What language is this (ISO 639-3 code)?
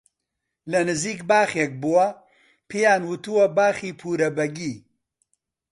ckb